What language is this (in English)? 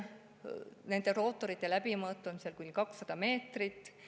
Estonian